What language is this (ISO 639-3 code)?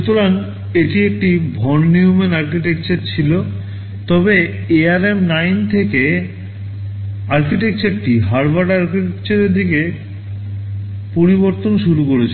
ben